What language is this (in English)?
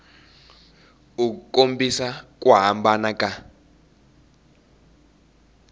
Tsonga